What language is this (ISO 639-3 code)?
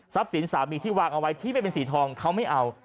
tha